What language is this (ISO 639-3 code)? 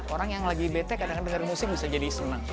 ind